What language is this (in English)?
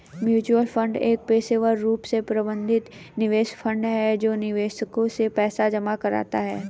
Hindi